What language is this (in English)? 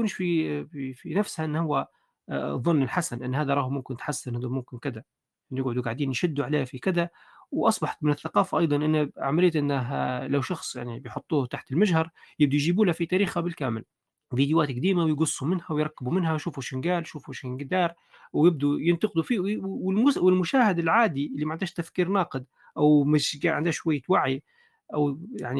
Arabic